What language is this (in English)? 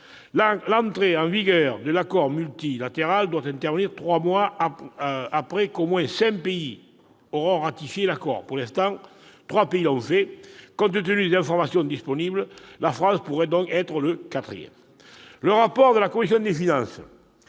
French